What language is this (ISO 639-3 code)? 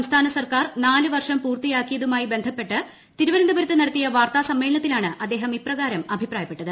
mal